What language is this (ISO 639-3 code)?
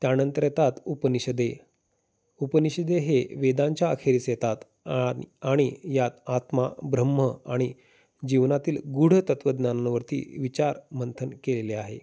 mar